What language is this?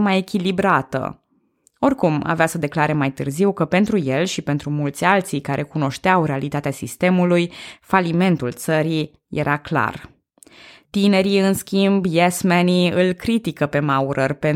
Romanian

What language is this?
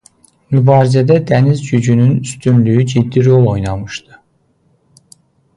Azerbaijani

